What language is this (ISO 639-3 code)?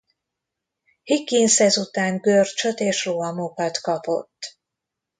hun